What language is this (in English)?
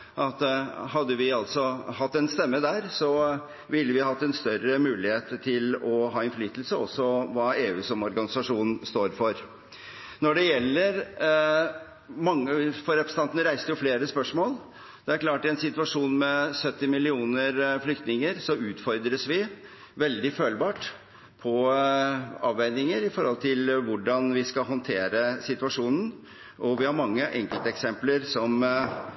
Norwegian Bokmål